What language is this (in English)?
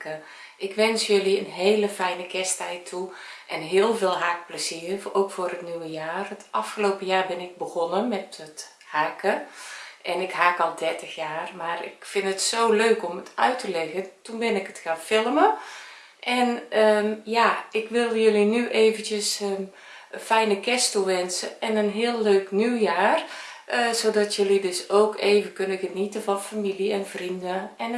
Dutch